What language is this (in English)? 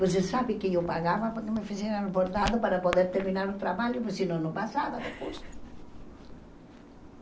Portuguese